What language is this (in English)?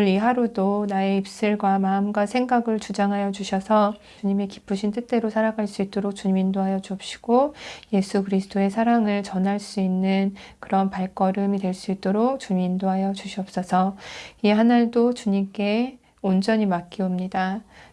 Korean